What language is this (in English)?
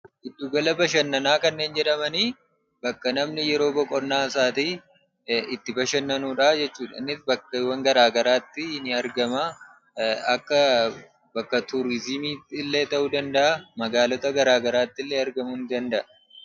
Oromo